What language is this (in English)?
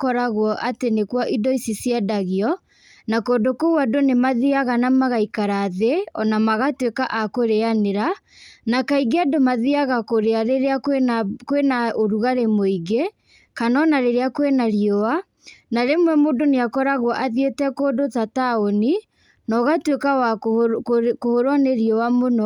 Kikuyu